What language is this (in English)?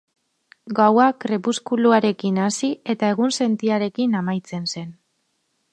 Basque